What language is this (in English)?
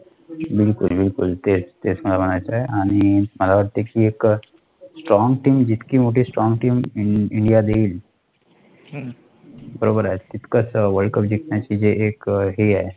Marathi